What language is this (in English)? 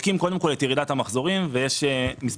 Hebrew